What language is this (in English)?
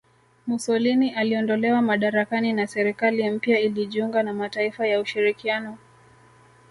Swahili